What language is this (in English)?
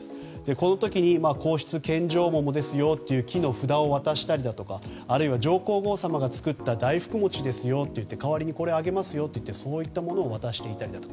Japanese